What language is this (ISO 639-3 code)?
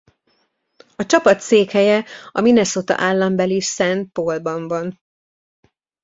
hun